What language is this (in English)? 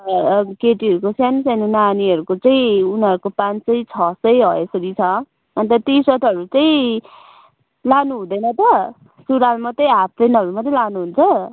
Nepali